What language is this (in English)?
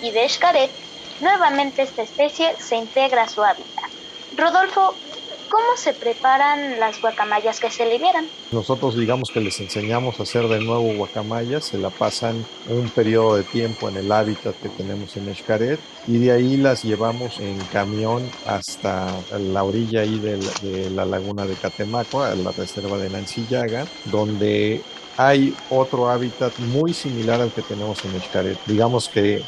Spanish